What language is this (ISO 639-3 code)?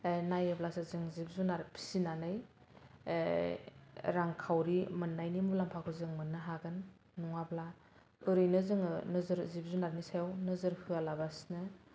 brx